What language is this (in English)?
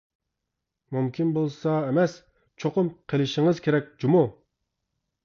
Uyghur